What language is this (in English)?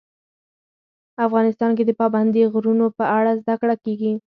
Pashto